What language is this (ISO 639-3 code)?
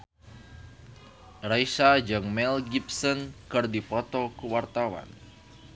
sun